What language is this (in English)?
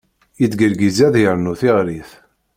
Kabyle